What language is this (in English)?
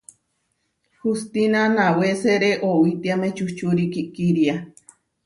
Huarijio